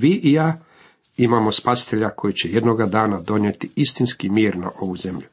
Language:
Croatian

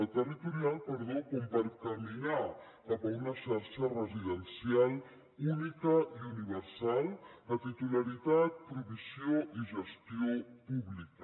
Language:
Catalan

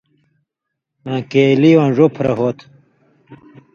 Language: Indus Kohistani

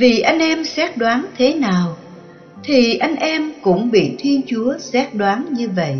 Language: Vietnamese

